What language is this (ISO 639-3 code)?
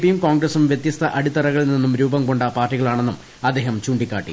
mal